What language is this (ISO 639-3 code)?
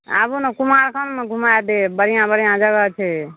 mai